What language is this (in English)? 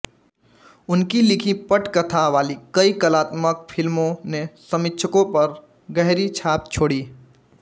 Hindi